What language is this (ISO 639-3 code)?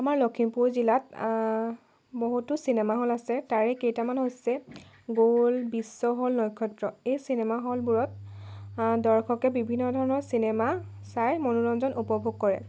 asm